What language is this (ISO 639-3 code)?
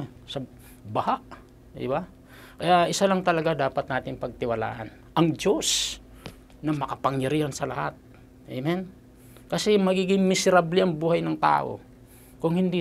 fil